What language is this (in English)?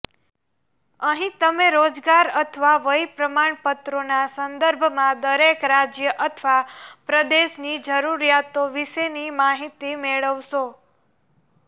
Gujarati